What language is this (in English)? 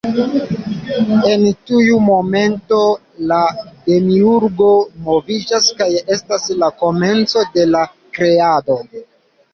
Esperanto